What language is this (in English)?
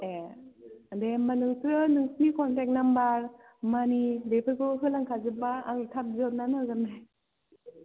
Bodo